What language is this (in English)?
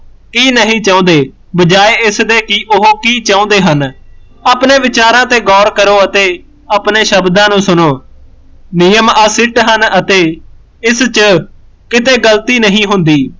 Punjabi